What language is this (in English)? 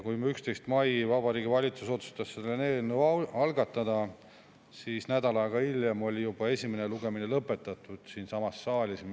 Estonian